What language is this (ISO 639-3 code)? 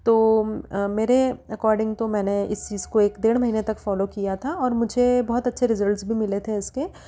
hin